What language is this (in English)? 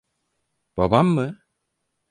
Turkish